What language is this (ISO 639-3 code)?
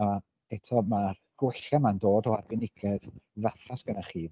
cym